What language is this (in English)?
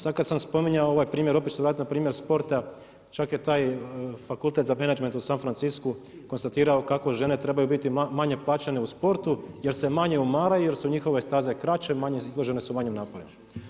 Croatian